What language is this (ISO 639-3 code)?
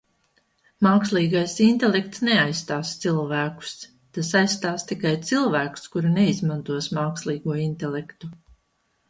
lav